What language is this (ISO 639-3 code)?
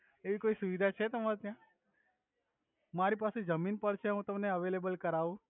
guj